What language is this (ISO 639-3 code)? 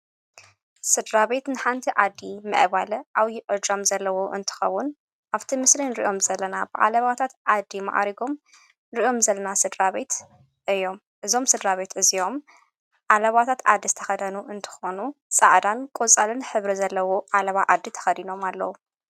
tir